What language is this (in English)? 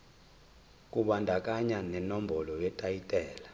Zulu